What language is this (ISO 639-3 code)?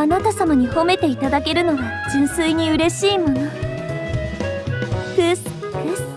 jpn